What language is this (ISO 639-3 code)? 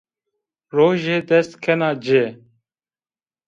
zza